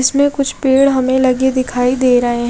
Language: Hindi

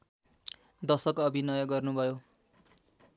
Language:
Nepali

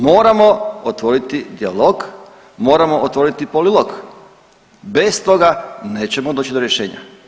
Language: Croatian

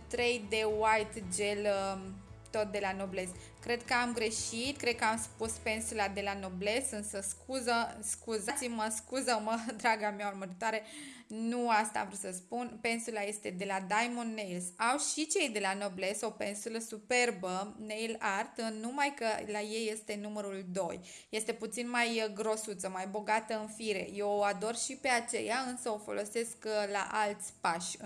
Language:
Romanian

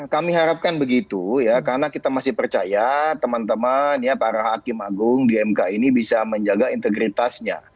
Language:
Indonesian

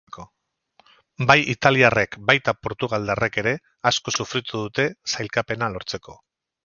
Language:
Basque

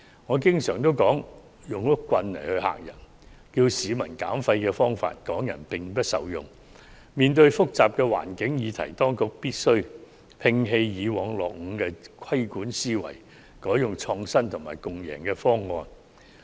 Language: Cantonese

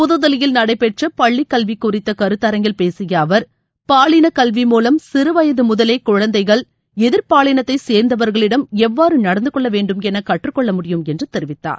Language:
Tamil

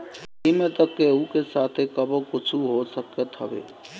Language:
Bhojpuri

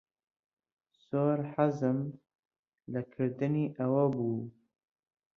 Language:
Central Kurdish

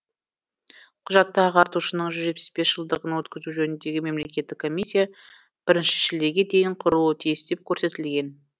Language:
Kazakh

